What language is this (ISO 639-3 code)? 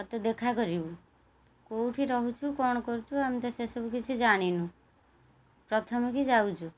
ori